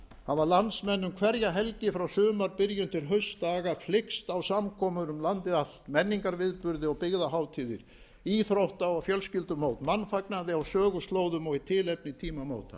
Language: Icelandic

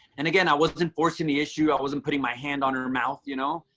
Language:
English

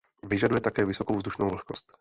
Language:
Czech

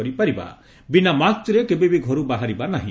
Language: Odia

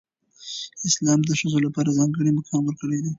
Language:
Pashto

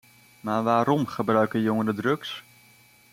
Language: Dutch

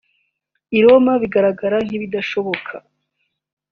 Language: Kinyarwanda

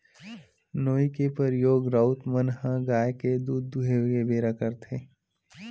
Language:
Chhattisgarhi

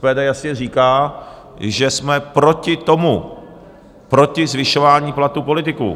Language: Czech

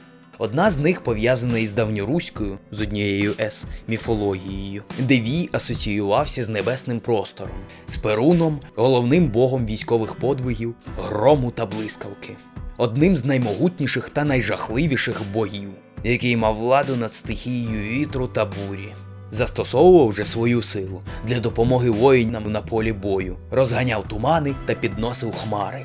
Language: Ukrainian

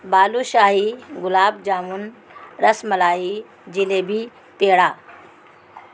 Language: Urdu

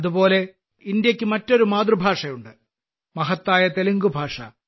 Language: Malayalam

